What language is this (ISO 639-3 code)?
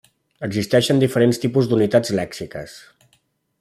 cat